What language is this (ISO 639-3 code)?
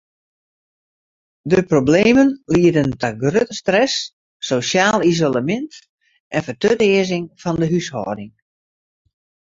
fry